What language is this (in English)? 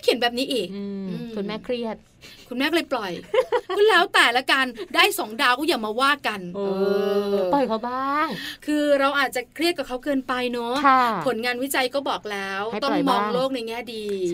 Thai